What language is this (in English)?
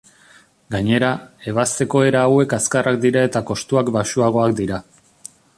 Basque